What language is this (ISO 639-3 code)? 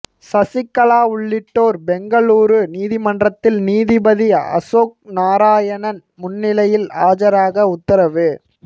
tam